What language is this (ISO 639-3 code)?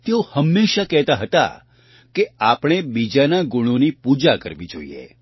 guj